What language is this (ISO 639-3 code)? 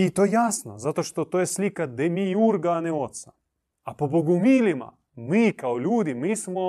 hrv